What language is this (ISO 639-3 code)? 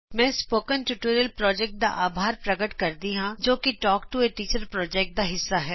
pan